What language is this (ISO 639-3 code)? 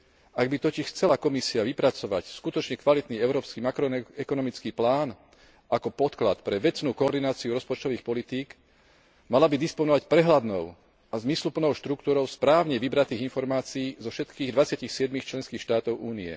slk